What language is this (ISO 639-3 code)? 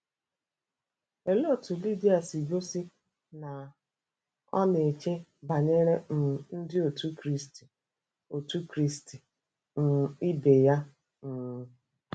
ibo